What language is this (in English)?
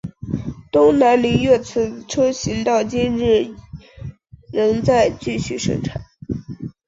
Chinese